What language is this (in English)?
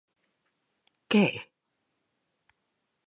Galician